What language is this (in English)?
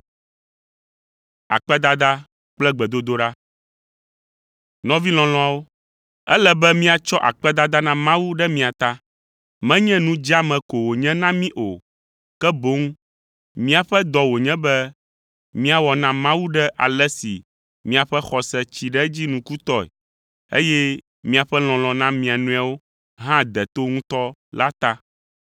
Ewe